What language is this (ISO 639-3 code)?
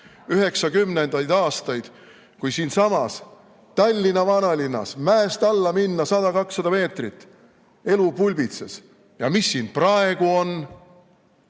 est